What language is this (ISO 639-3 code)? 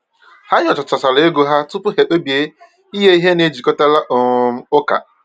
ibo